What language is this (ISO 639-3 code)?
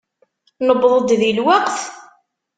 kab